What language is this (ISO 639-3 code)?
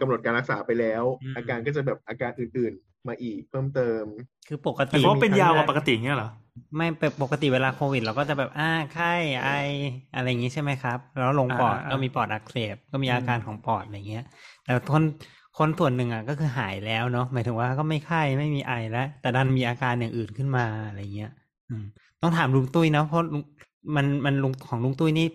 tha